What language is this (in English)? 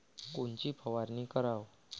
Marathi